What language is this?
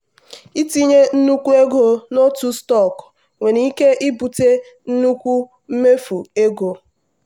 Igbo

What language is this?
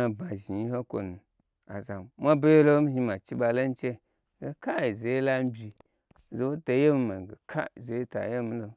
Gbagyi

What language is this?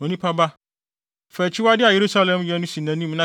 Akan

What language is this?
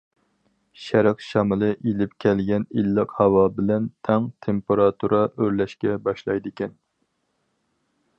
Uyghur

